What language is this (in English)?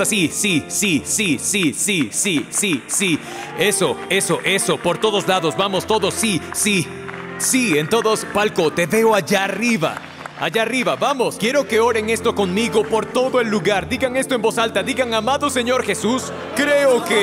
Spanish